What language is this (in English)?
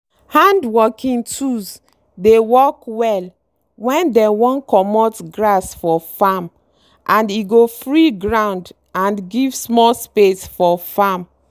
Nigerian Pidgin